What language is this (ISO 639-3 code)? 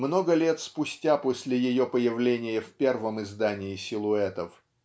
rus